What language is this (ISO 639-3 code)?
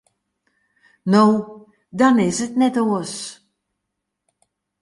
fry